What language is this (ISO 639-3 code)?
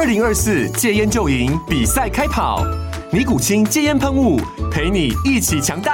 zho